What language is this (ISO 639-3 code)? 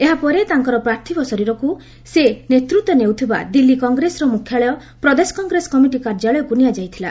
ori